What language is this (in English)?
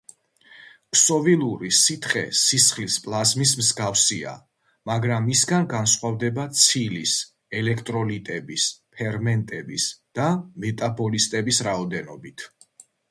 Georgian